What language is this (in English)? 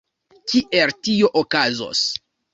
Esperanto